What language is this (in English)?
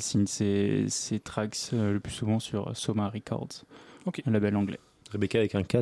French